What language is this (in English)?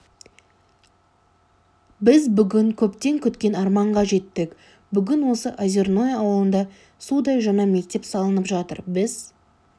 Kazakh